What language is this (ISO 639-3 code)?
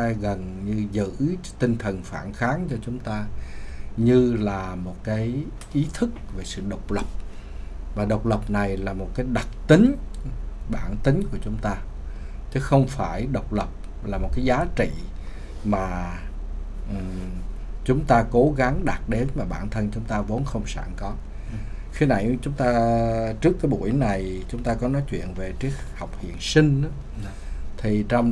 vie